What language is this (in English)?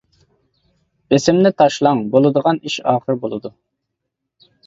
Uyghur